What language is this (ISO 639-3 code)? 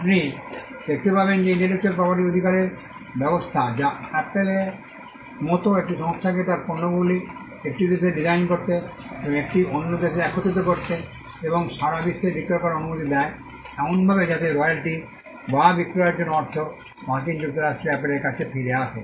ben